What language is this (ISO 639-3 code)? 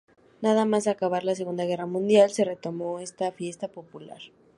spa